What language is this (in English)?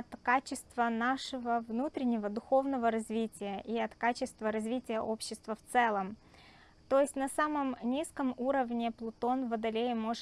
Russian